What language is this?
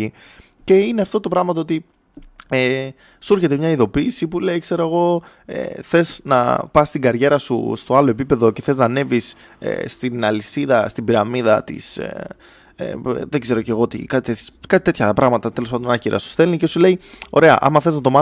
Greek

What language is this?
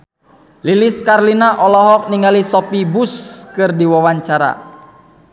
Sundanese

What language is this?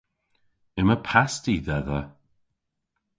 Cornish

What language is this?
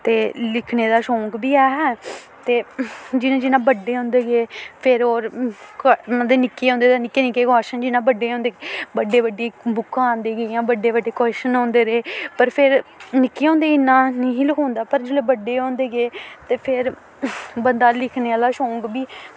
Dogri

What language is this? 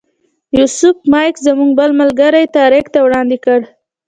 Pashto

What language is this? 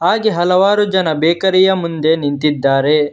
Kannada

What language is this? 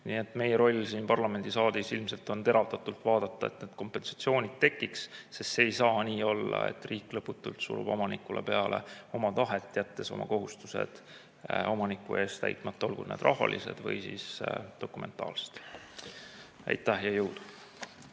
Estonian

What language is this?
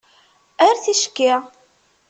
Kabyle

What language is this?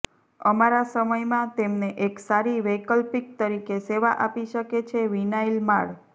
Gujarati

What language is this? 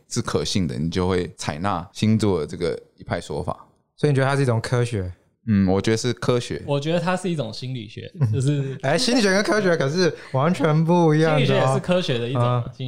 Chinese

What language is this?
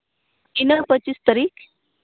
Santali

